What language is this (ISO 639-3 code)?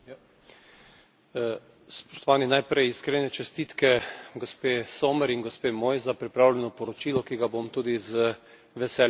slv